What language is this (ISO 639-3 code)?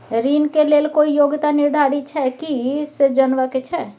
mai